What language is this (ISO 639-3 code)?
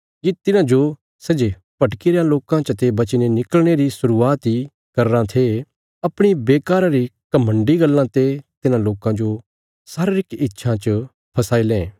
kfs